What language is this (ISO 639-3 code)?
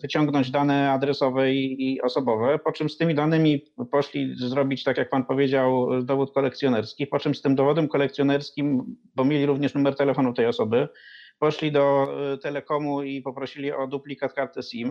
pol